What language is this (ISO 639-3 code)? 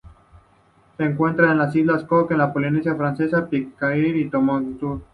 spa